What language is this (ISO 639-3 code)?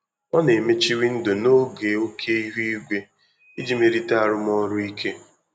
ibo